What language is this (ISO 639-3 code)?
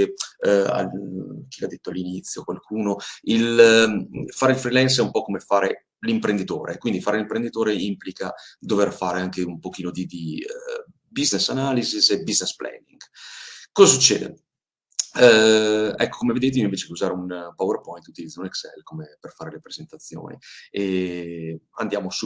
ita